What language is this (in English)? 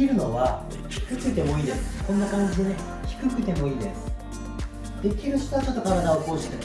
Japanese